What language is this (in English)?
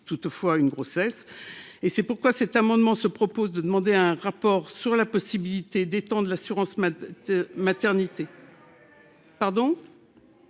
French